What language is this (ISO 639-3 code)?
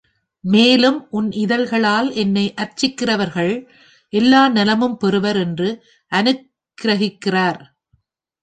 tam